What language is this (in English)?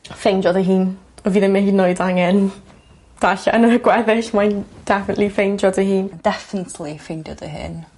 Welsh